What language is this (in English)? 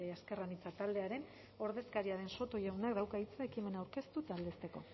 Basque